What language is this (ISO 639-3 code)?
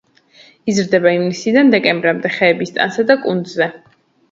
kat